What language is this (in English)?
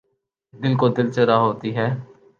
Urdu